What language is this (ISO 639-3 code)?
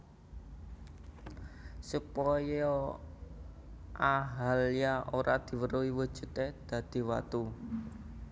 jav